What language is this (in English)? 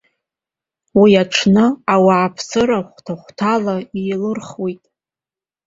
Abkhazian